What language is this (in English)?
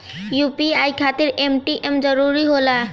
Bhojpuri